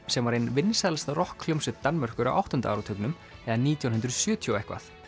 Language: Icelandic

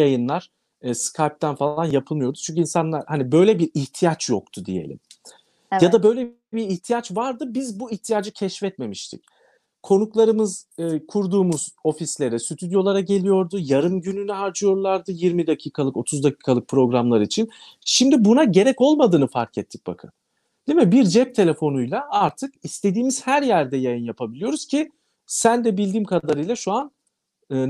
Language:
Turkish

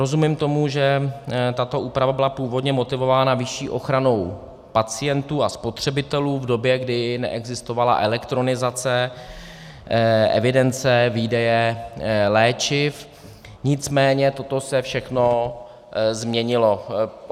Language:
Czech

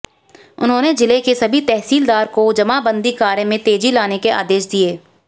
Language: Hindi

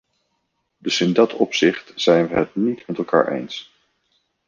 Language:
Dutch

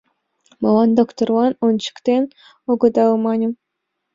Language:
Mari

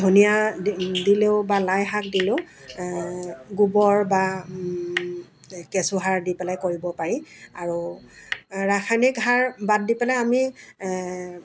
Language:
Assamese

